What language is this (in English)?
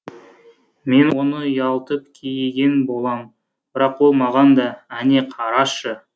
Kazakh